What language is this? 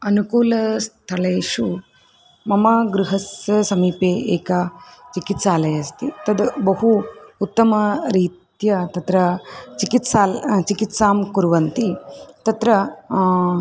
Sanskrit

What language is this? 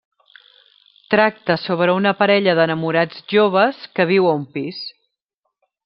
Catalan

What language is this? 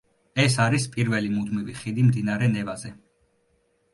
Georgian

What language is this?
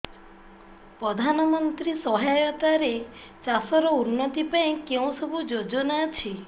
Odia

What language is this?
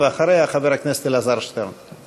Hebrew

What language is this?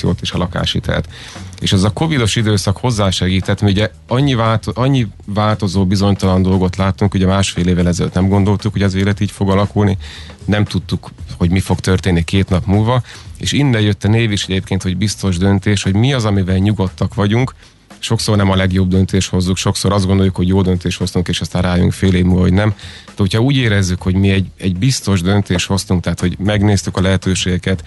Hungarian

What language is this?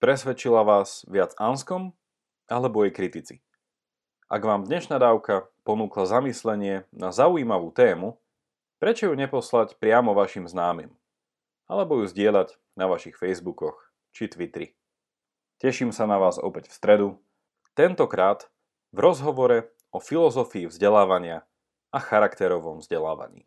Slovak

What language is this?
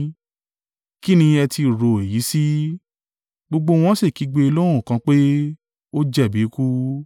Yoruba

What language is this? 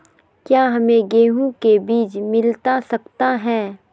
Magahi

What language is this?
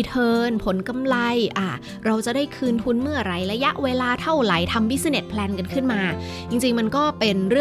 Thai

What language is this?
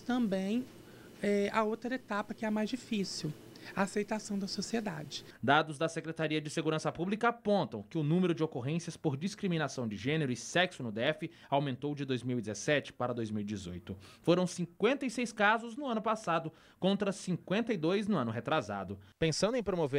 Portuguese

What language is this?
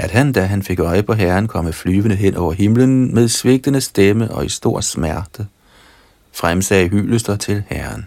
Danish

